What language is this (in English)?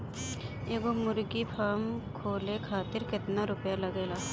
Bhojpuri